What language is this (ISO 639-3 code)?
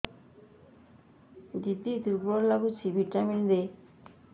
ori